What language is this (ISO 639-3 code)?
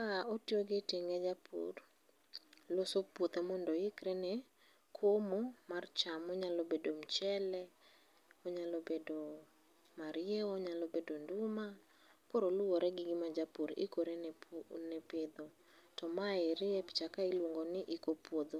luo